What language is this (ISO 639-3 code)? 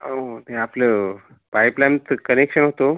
mar